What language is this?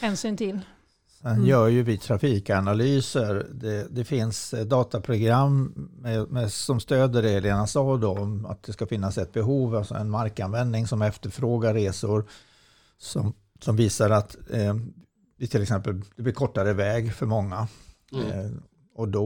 Swedish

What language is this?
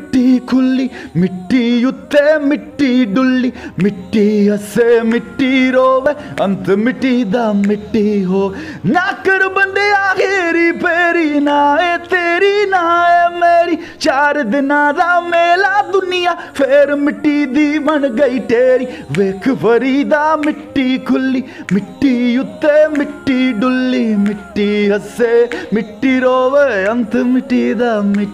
Hindi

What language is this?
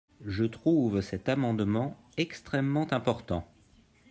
French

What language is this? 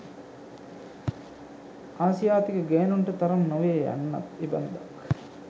Sinhala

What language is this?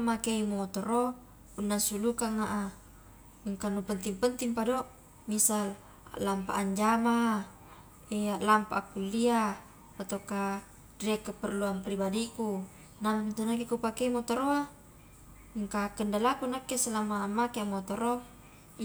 Highland Konjo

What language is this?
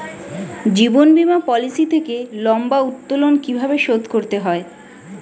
Bangla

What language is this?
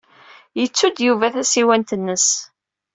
Kabyle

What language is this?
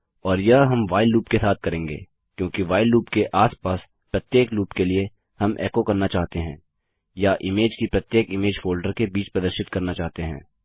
Hindi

